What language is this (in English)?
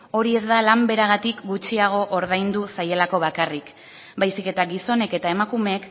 Basque